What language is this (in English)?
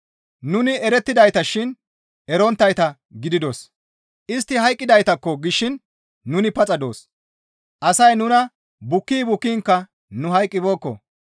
Gamo